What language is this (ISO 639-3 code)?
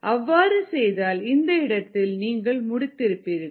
tam